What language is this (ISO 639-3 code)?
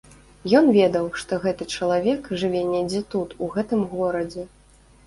bel